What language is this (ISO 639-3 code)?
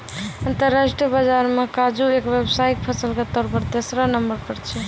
mai